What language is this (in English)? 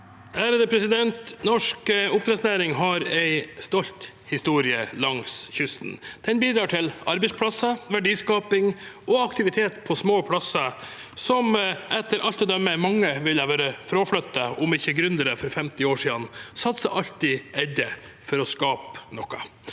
Norwegian